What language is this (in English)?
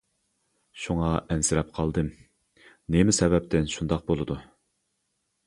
Uyghur